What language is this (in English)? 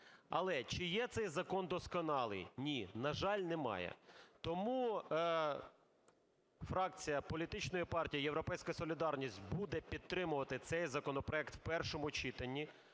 Ukrainian